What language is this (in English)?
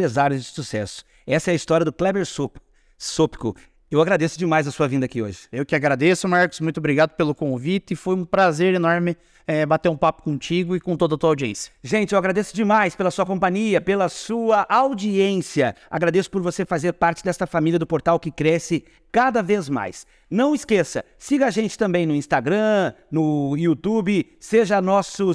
Portuguese